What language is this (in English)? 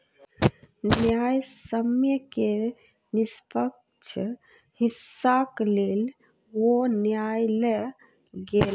Maithili